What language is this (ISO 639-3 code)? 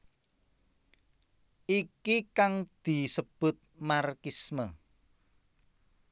jav